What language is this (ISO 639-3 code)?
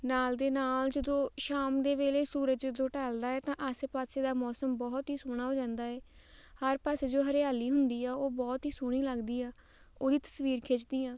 pan